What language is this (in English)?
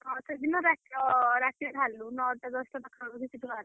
Odia